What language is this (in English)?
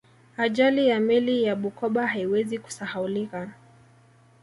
Swahili